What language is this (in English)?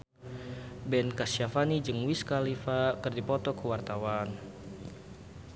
Sundanese